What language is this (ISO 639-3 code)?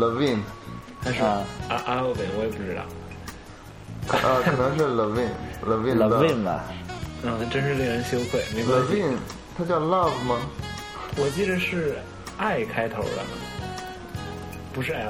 zho